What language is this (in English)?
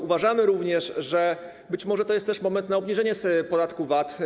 Polish